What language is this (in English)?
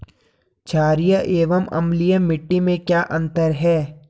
Hindi